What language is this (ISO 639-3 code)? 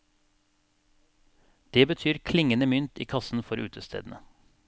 nor